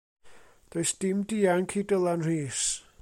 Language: Welsh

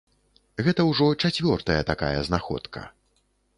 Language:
Belarusian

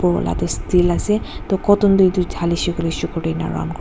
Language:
Naga Pidgin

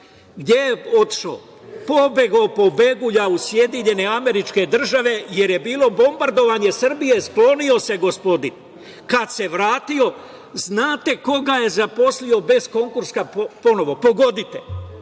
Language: Serbian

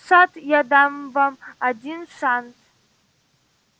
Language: Russian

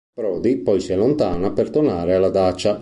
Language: Italian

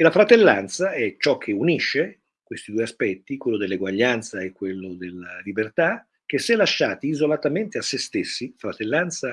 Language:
Italian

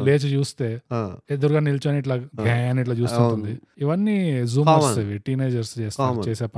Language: Telugu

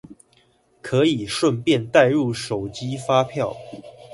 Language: Chinese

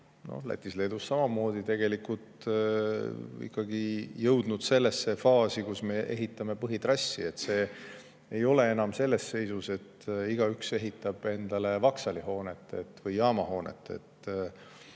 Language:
Estonian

